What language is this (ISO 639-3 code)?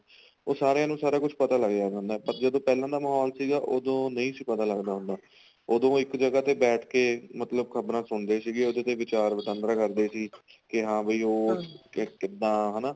pan